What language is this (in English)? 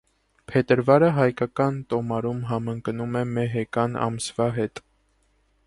Armenian